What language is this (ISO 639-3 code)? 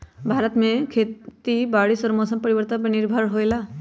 mag